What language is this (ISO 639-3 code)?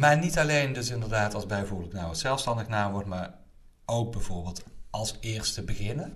nld